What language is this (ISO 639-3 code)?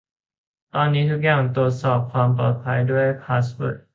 tha